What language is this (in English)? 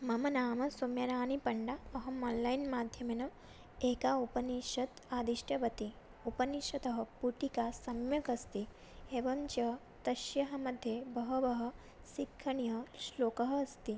Sanskrit